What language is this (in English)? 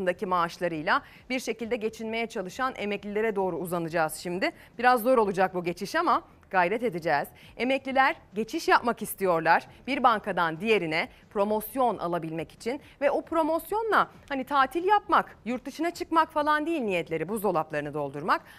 Turkish